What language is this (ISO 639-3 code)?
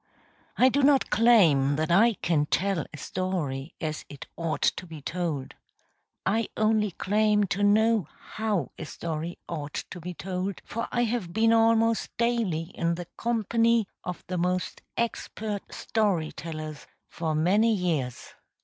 eng